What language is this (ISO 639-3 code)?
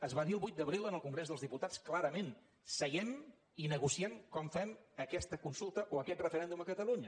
cat